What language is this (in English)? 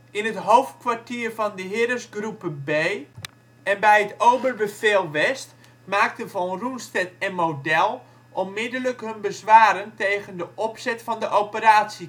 Dutch